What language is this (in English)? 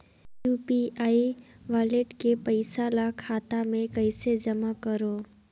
Chhattisgarhi